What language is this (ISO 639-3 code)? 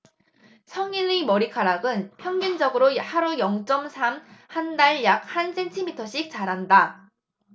kor